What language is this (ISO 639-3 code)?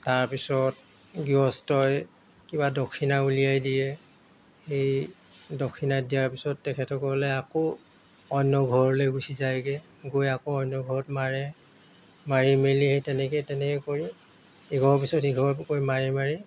asm